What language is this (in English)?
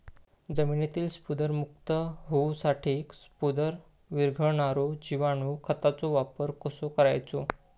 Marathi